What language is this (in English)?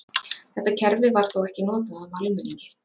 Icelandic